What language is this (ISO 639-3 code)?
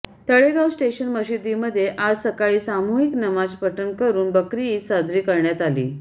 mar